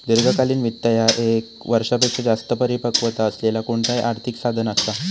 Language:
Marathi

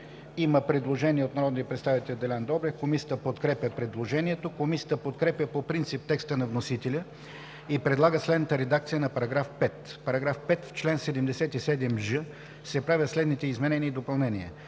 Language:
Bulgarian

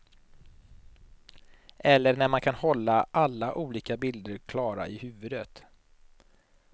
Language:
Swedish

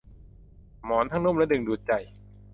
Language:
Thai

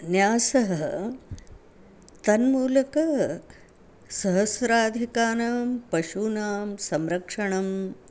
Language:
Sanskrit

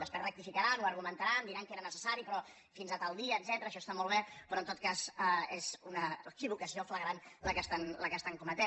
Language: Catalan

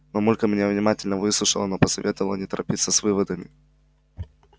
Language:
Russian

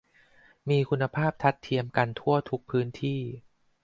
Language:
Thai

